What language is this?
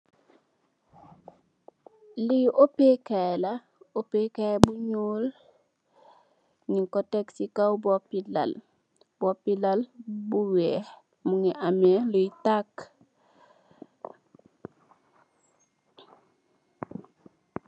Wolof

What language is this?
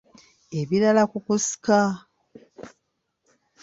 Ganda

